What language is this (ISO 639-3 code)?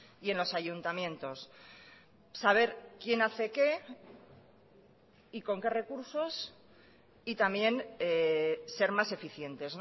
spa